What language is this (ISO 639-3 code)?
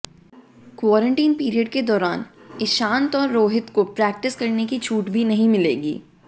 hin